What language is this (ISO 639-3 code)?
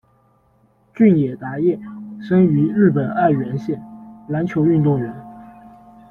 zho